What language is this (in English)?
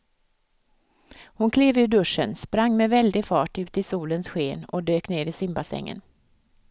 Swedish